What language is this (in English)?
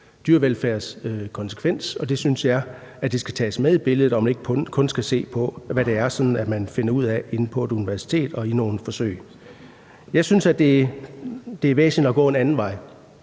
Danish